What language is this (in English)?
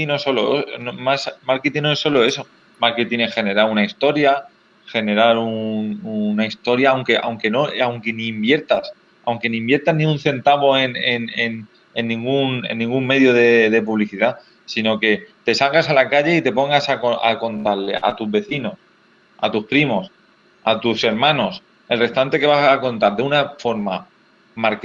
Spanish